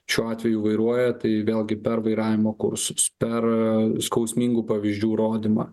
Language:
Lithuanian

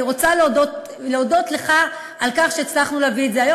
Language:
Hebrew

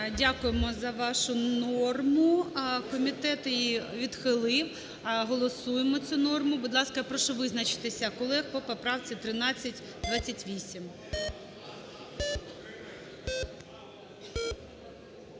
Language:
Ukrainian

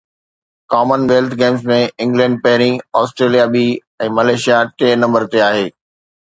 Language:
Sindhi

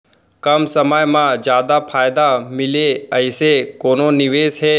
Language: Chhattisgarhi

